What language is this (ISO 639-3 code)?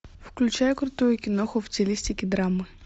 rus